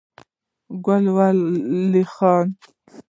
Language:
Pashto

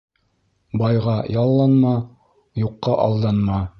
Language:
Bashkir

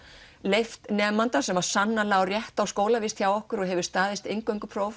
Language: Icelandic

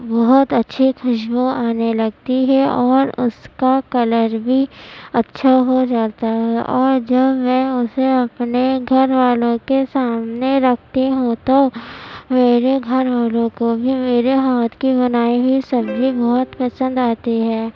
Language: Urdu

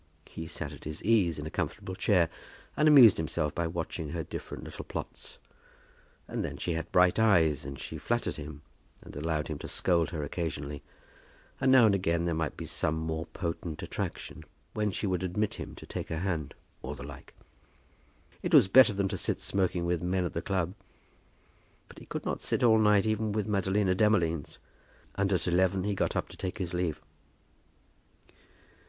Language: English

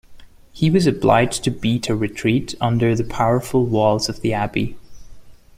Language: English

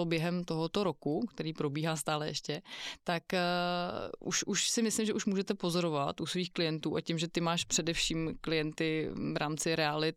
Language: Czech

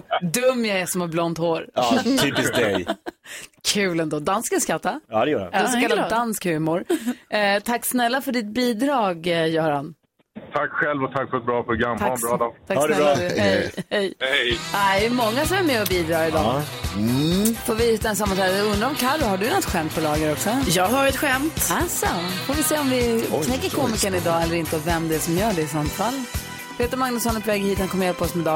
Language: Swedish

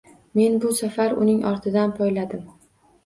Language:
Uzbek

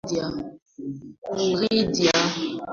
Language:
Swahili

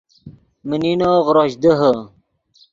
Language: Yidgha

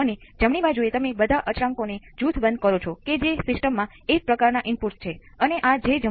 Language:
Gujarati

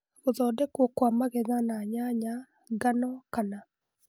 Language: Kikuyu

